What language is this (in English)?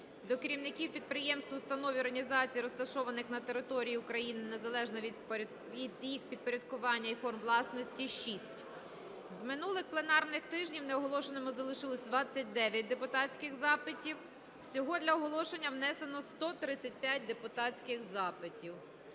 Ukrainian